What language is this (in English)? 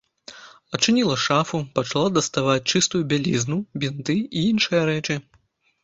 Belarusian